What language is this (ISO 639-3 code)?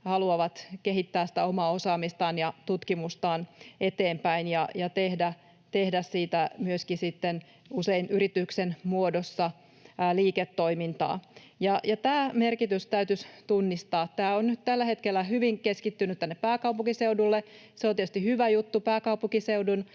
fin